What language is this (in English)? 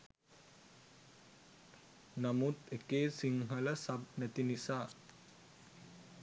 Sinhala